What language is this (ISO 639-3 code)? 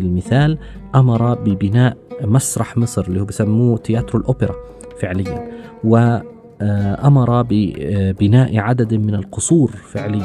ara